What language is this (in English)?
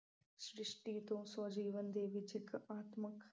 Punjabi